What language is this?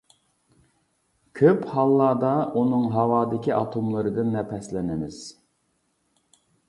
Uyghur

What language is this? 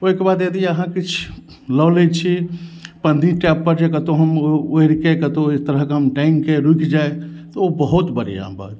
Maithili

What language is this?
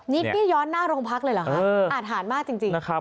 Thai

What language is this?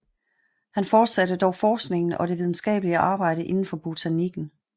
Danish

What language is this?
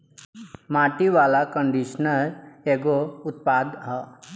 Bhojpuri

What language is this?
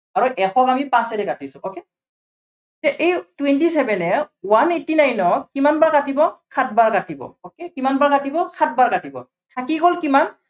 Assamese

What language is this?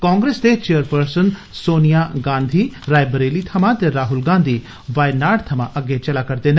Dogri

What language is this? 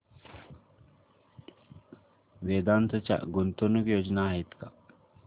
Marathi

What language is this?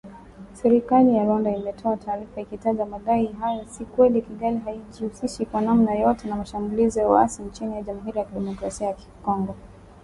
Swahili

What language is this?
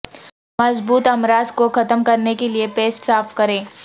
Urdu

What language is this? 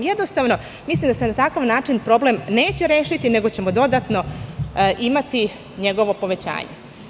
Serbian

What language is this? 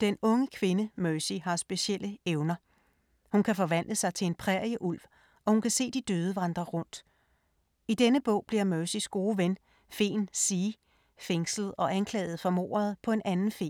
Danish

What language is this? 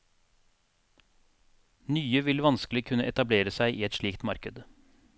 Norwegian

